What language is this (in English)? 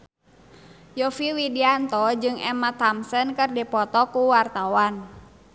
Sundanese